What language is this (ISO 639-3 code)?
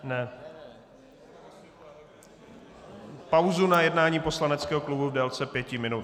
ces